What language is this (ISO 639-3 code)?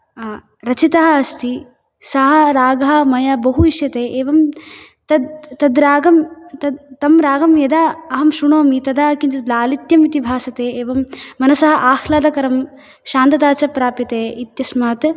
san